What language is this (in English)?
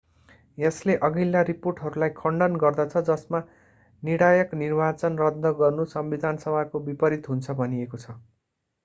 Nepali